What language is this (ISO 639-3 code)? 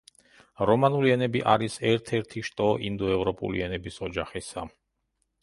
kat